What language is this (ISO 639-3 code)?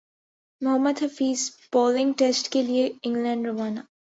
urd